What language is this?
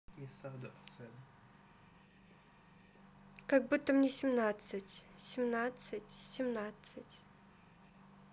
Russian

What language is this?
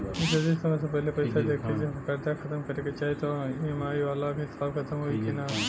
Bhojpuri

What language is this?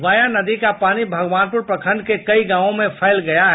Hindi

